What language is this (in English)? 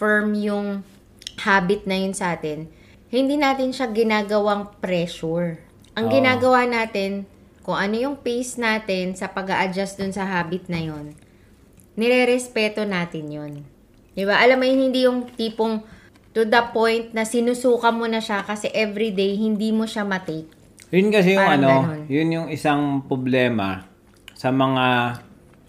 Filipino